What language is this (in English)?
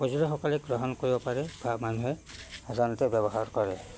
Assamese